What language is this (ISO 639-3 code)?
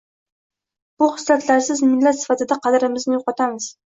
uzb